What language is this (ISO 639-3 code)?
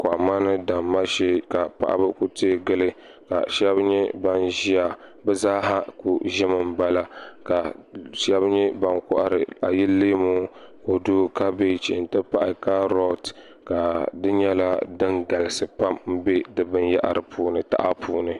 dag